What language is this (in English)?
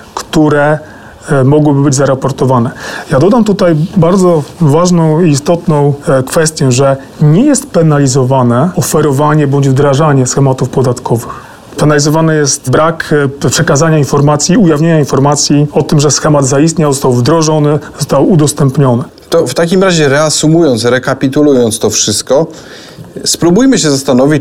Polish